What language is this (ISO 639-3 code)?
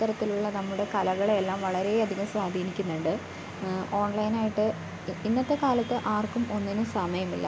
mal